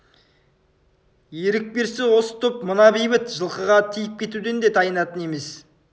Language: Kazakh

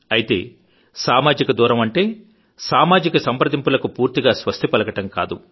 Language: Telugu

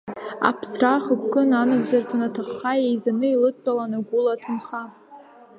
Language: Abkhazian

